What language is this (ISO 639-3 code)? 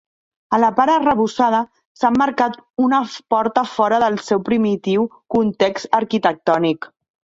cat